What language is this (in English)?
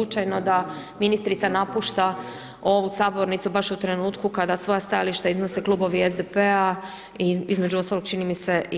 Croatian